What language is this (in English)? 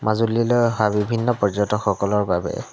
Assamese